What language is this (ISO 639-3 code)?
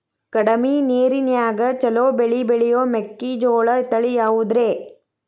kan